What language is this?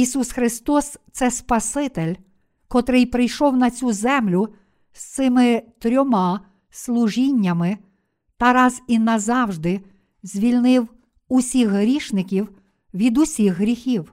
Ukrainian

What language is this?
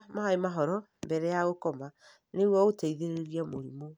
Kikuyu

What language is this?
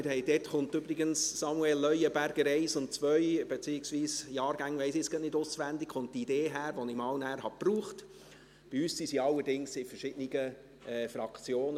Swiss German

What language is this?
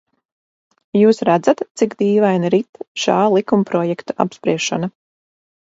Latvian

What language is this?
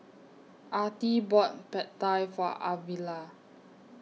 English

